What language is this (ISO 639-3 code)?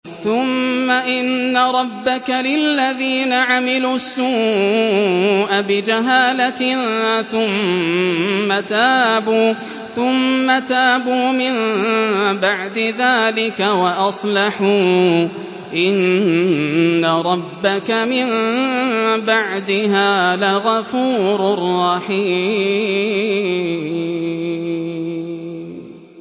ara